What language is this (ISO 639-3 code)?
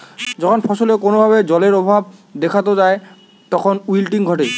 ben